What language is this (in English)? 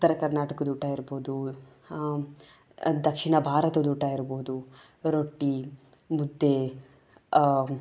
Kannada